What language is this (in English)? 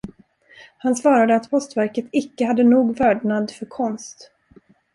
Swedish